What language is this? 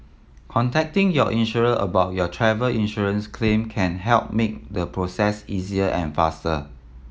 English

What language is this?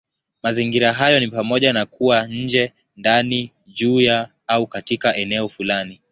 Swahili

